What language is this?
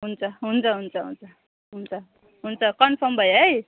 Nepali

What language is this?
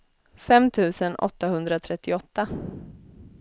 Swedish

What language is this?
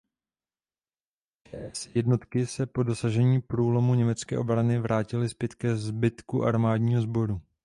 Czech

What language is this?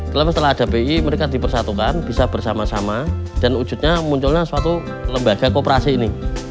Indonesian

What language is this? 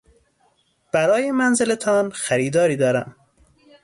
Persian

